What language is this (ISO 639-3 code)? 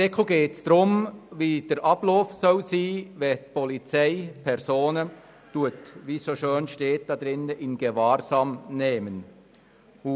gsw